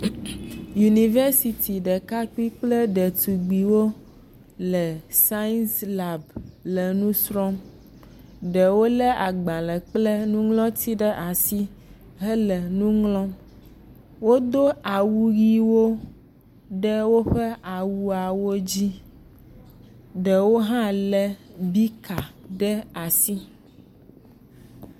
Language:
Ewe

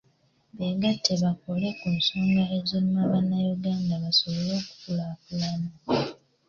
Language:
Ganda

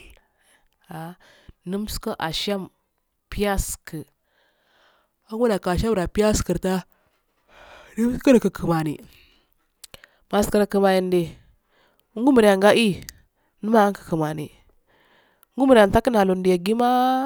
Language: Afade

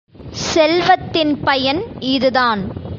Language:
Tamil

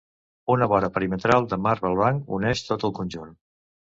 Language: Catalan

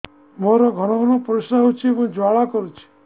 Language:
Odia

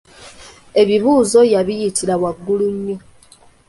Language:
Ganda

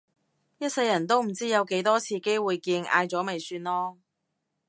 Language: Cantonese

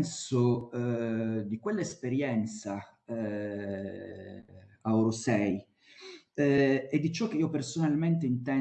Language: Italian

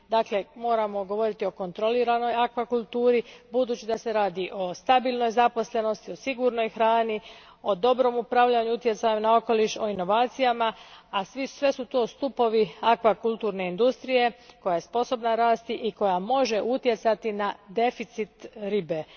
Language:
Croatian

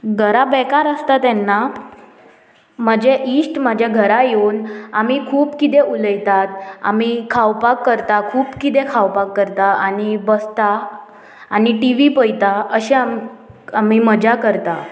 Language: Konkani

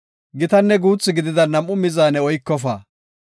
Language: Gofa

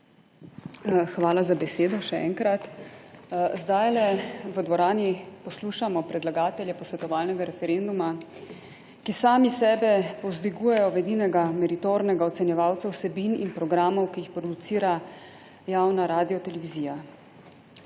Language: Slovenian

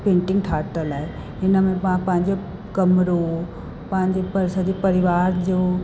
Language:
Sindhi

